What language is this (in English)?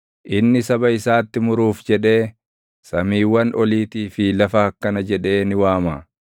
Oromo